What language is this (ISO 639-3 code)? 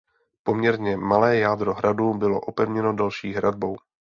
ces